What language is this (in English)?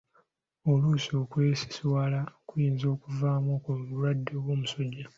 Ganda